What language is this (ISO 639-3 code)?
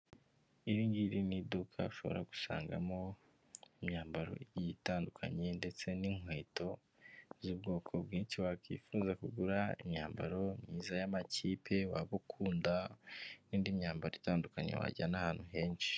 kin